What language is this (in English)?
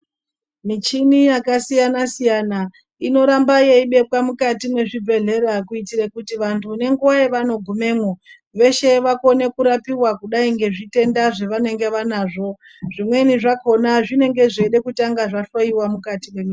Ndau